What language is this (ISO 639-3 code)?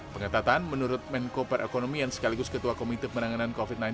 ind